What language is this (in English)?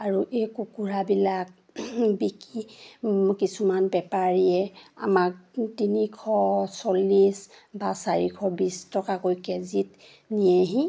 Assamese